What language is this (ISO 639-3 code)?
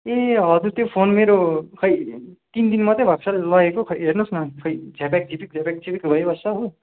nep